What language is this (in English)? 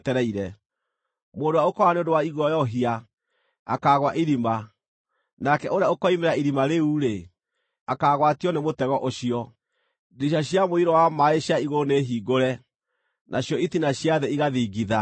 Kikuyu